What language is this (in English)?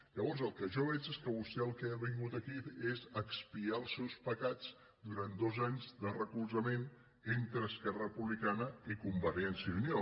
Catalan